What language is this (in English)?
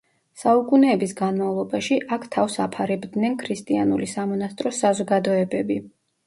Georgian